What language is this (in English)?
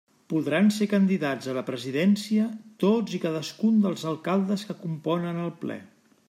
Catalan